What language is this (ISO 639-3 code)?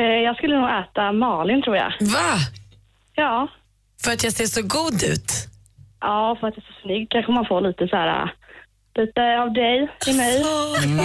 swe